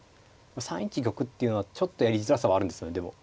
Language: Japanese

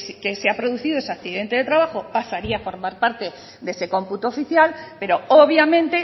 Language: Spanish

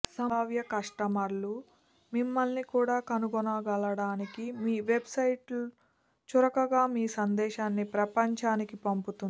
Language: Telugu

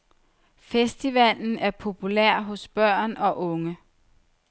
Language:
Danish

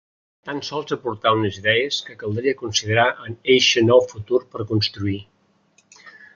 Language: Catalan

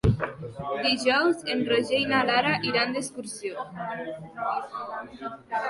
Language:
Catalan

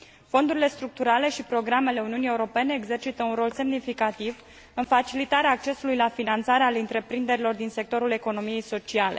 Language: Romanian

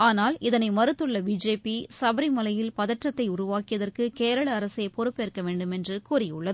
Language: Tamil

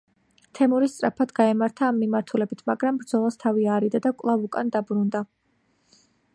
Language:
Georgian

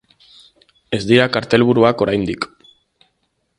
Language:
Basque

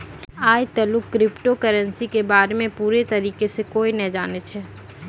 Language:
Maithili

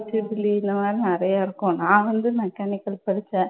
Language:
Tamil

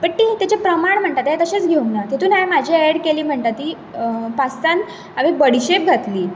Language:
Konkani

